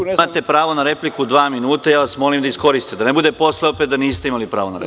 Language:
Serbian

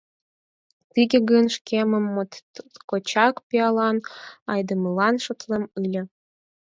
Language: Mari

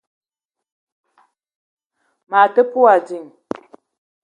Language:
Eton (Cameroon)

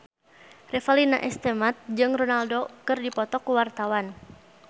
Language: Sundanese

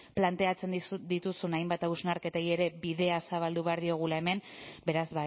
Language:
Basque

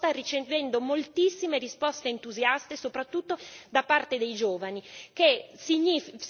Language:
Italian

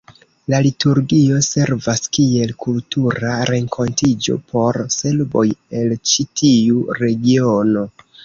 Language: Esperanto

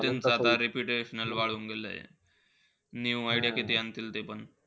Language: Marathi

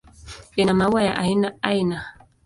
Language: Swahili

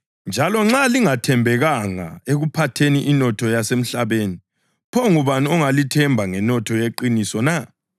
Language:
North Ndebele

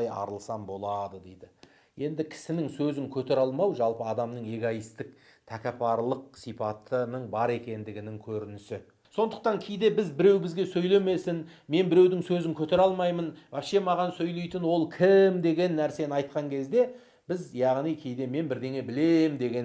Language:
Turkish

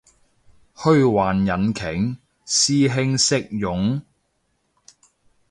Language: Cantonese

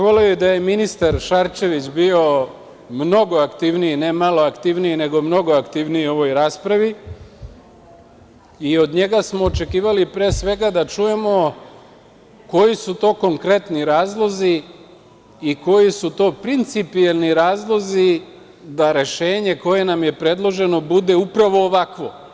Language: Serbian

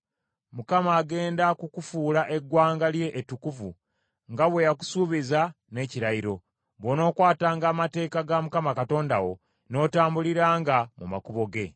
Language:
Ganda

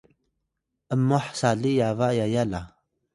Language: Atayal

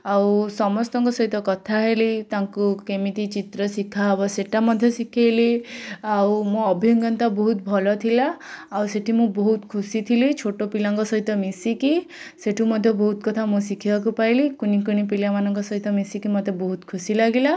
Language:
Odia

